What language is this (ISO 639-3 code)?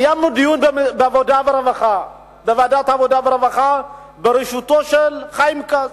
heb